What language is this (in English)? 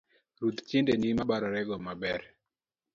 Luo (Kenya and Tanzania)